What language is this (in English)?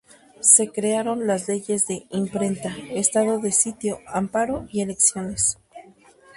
Spanish